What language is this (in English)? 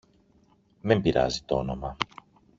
Greek